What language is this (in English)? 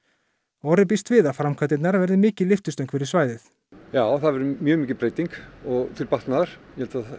Icelandic